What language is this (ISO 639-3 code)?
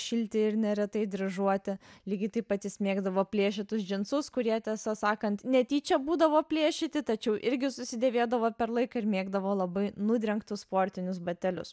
lit